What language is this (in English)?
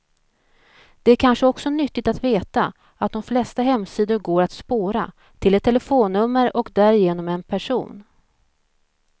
Swedish